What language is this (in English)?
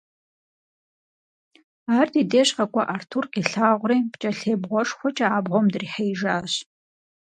Kabardian